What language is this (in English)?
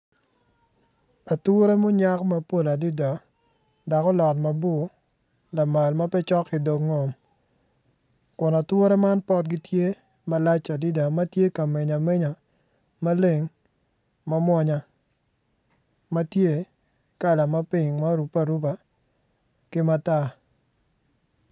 Acoli